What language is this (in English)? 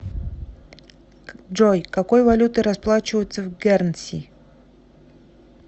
Russian